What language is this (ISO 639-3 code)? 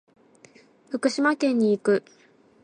jpn